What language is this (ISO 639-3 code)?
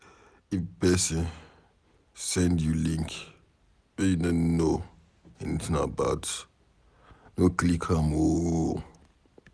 pcm